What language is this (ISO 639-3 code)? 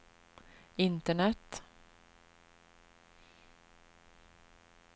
swe